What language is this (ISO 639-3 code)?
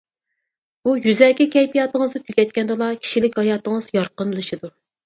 uig